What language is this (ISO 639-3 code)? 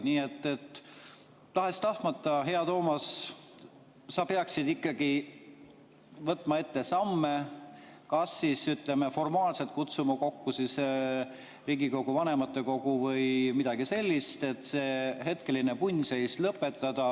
est